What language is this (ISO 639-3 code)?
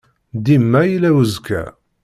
kab